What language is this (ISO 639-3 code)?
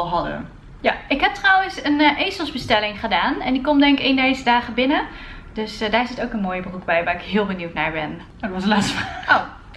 nld